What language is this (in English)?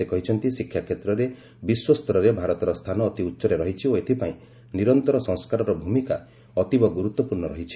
Odia